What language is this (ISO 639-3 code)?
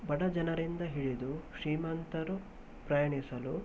kan